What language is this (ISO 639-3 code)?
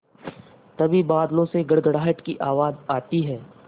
hin